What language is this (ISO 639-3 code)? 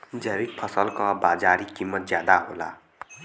bho